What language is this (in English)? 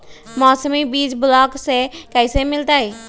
Magahi